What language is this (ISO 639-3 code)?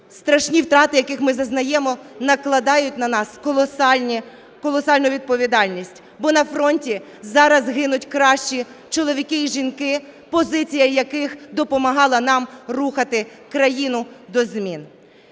ukr